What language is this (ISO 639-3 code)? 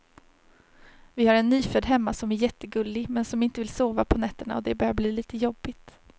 swe